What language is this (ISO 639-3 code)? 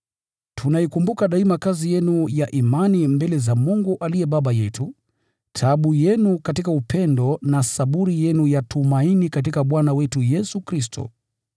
swa